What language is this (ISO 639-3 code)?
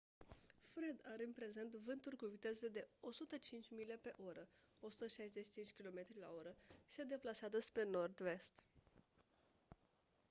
ron